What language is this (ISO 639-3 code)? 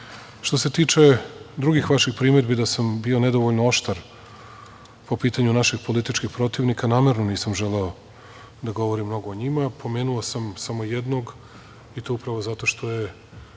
srp